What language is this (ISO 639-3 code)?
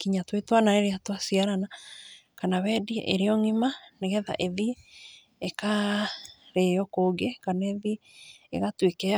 kik